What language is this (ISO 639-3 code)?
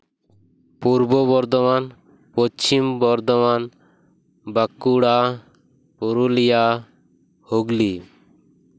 sat